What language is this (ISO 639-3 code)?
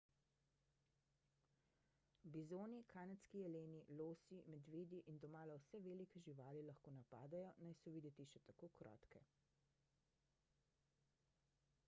slv